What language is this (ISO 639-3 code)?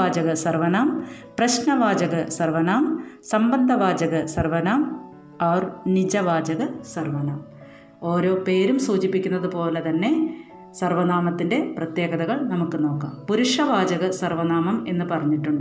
mal